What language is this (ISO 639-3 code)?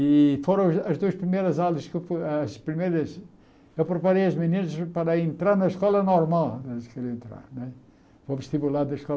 por